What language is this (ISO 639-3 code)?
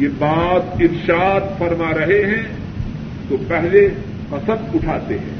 urd